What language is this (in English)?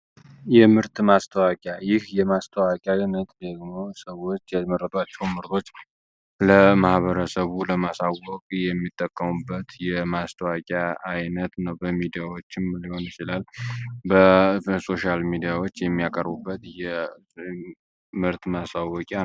Amharic